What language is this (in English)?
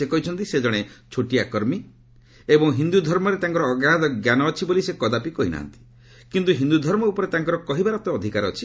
Odia